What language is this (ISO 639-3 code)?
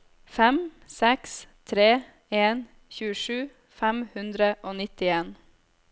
nor